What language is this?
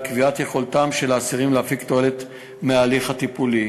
Hebrew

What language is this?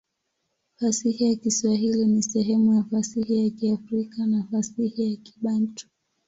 Swahili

